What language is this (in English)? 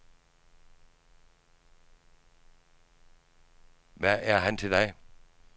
Danish